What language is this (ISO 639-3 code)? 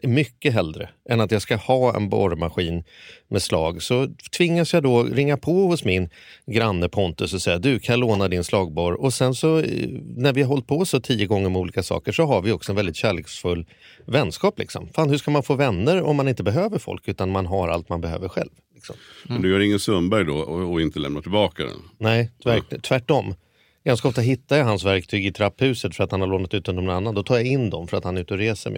swe